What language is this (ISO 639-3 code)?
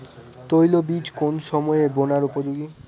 ben